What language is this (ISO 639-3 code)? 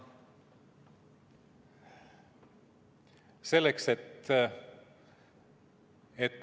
est